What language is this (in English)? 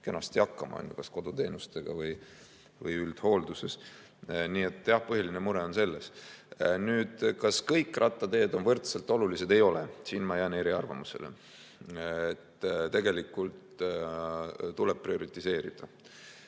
Estonian